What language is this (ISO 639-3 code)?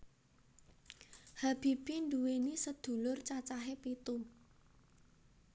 jav